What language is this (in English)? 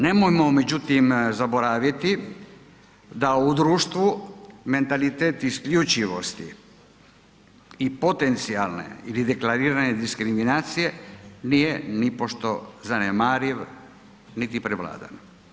Croatian